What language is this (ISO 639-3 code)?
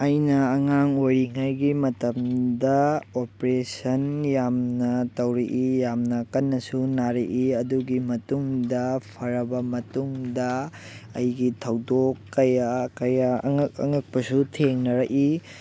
mni